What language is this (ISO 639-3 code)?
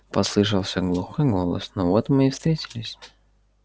rus